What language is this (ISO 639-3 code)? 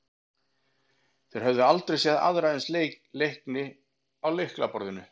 isl